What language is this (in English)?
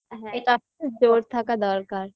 Bangla